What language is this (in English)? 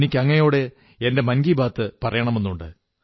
Malayalam